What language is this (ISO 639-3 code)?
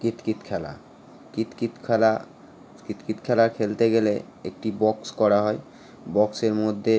ben